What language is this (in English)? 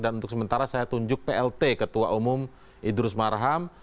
Indonesian